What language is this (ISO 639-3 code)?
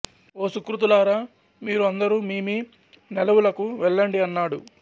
tel